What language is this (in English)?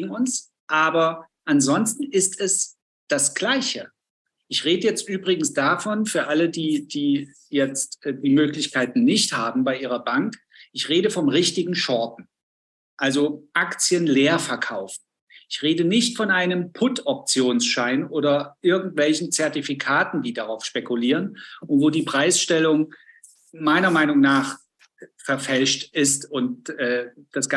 German